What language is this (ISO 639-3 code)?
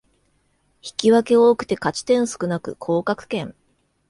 jpn